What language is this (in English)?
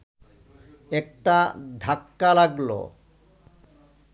Bangla